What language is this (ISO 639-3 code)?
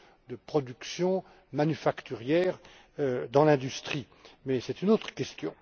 fra